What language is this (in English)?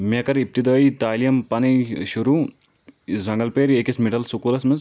Kashmiri